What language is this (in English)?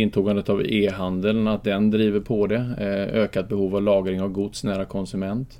Swedish